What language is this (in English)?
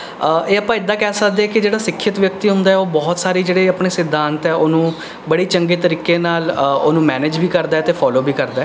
Punjabi